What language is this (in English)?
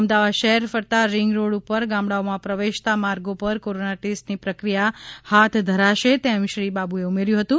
Gujarati